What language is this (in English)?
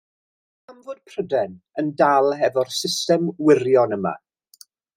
Welsh